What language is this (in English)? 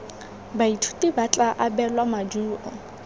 Tswana